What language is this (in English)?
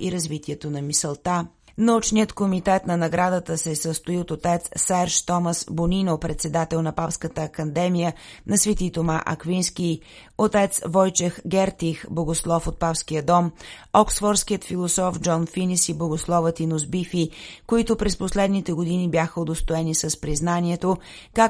Bulgarian